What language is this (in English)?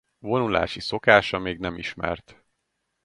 Hungarian